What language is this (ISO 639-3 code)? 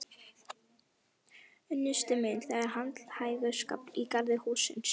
isl